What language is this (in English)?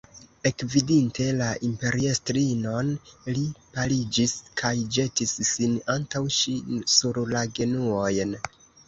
Esperanto